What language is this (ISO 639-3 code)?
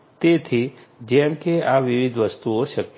guj